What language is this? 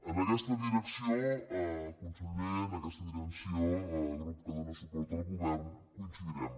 Catalan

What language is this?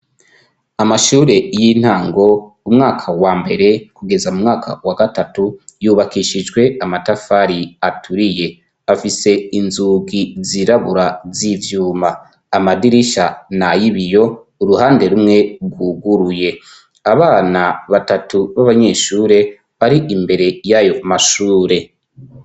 Rundi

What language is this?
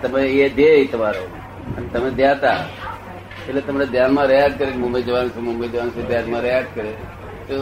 Gujarati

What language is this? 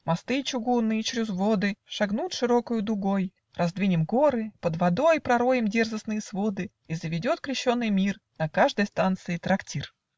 Russian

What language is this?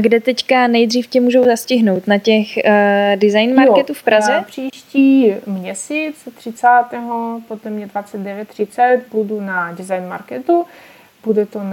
Czech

